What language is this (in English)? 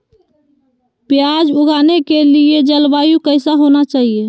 Magahi